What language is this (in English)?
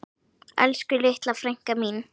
Icelandic